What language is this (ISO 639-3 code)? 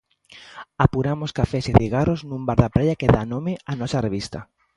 glg